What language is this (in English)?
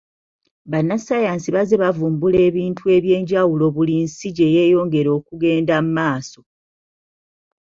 Ganda